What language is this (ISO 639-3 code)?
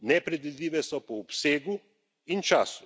slv